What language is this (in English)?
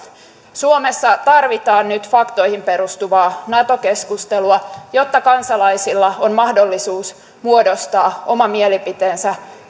Finnish